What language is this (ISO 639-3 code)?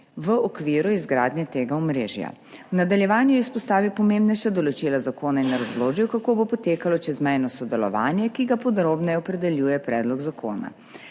slv